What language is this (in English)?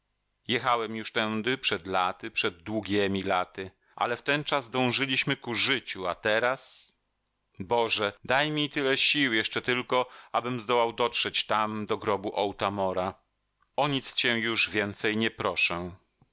Polish